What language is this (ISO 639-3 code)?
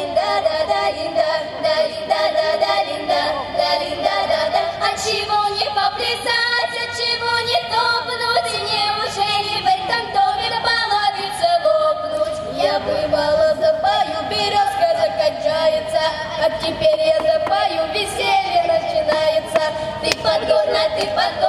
rus